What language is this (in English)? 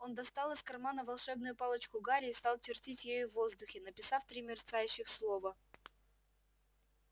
Russian